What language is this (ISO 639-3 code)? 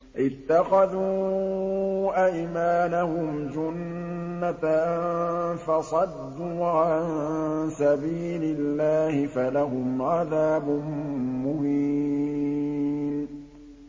ara